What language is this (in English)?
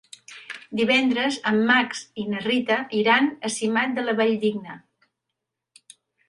Catalan